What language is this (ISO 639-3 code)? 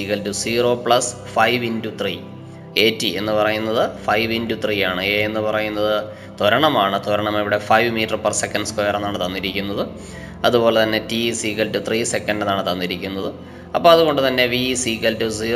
mal